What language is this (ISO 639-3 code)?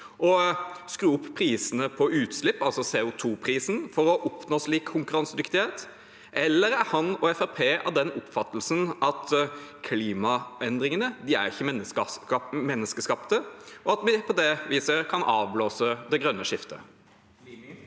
nor